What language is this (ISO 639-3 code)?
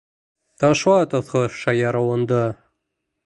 bak